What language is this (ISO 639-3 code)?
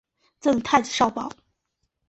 zho